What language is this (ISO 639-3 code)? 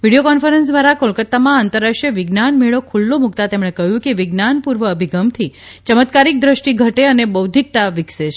guj